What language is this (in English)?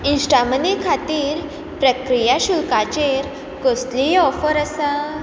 Konkani